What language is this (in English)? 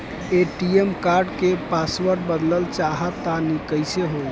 Bhojpuri